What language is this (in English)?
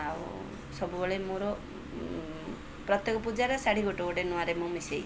Odia